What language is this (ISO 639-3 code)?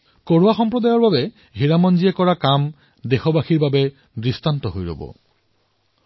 asm